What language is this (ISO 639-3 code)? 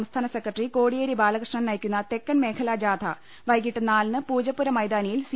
mal